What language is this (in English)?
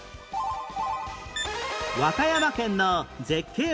Japanese